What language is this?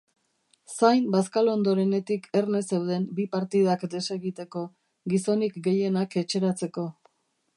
Basque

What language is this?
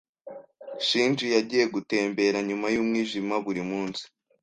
Kinyarwanda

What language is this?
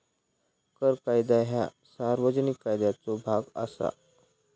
Marathi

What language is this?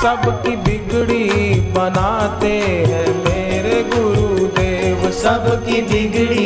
Hindi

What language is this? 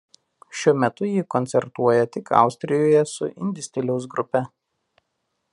Lithuanian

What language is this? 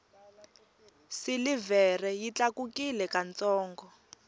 Tsonga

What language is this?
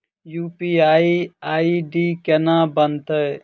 Maithili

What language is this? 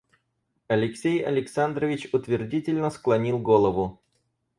Russian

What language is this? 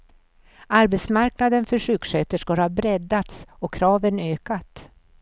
Swedish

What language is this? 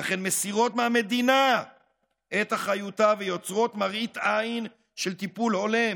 Hebrew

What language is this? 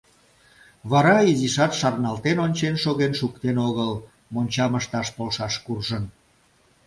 Mari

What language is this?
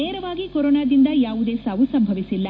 Kannada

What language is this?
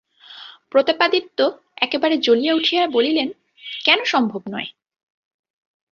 Bangla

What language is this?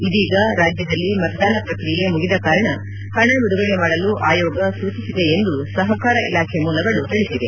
Kannada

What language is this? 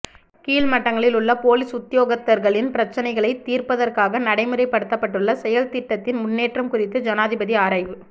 Tamil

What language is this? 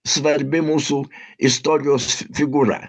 Lithuanian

